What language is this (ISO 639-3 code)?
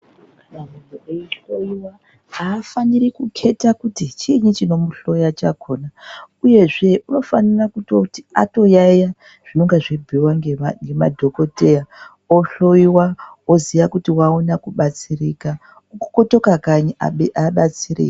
ndc